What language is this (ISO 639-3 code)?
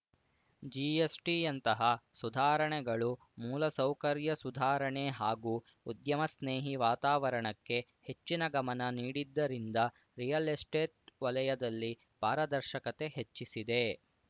kan